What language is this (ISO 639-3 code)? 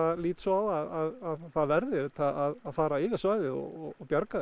isl